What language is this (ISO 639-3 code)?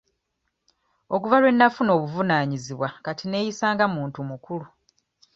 lug